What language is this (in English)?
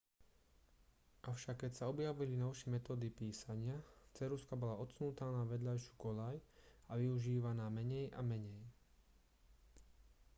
Slovak